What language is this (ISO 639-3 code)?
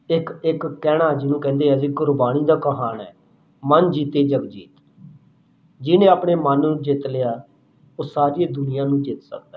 pan